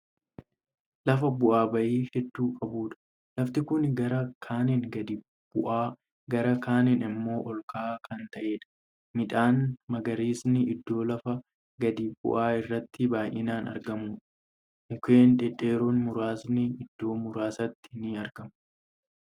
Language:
Oromo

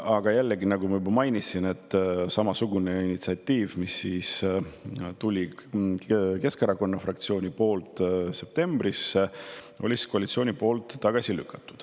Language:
Estonian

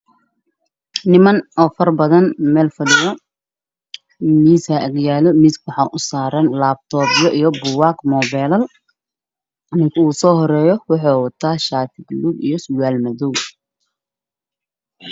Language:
Somali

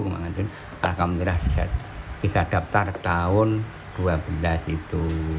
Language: Indonesian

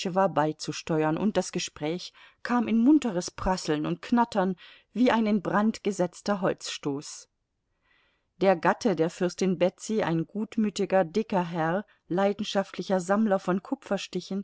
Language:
German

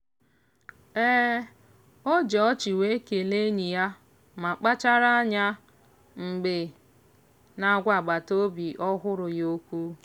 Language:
Igbo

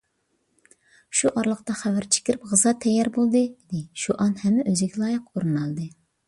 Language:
Uyghur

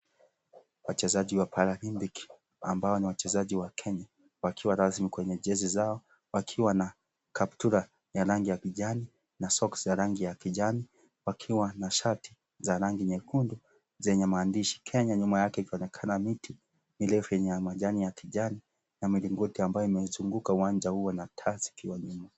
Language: Swahili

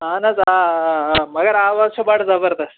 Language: Kashmiri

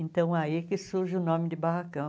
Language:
Portuguese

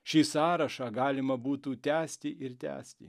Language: Lithuanian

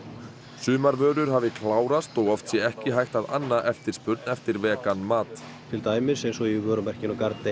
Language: Icelandic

